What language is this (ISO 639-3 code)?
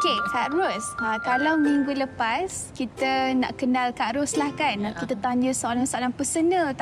msa